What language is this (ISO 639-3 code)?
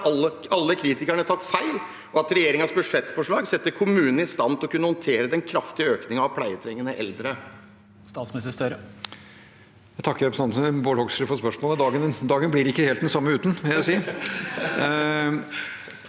nor